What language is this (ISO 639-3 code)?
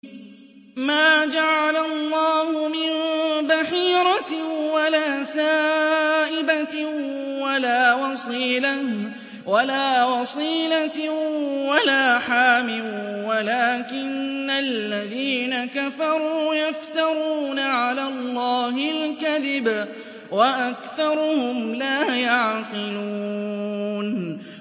ara